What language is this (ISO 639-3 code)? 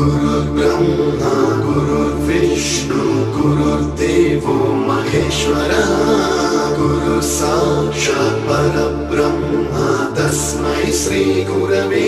ron